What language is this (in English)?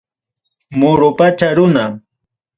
Ayacucho Quechua